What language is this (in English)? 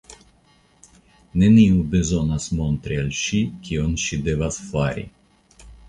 Esperanto